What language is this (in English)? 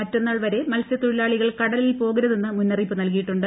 Malayalam